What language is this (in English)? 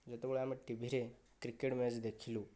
Odia